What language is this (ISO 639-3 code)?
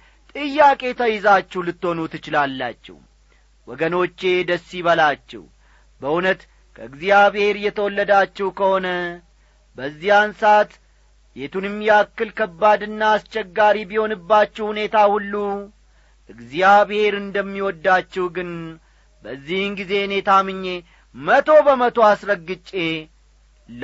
amh